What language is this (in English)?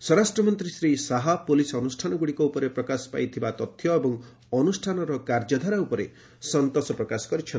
Odia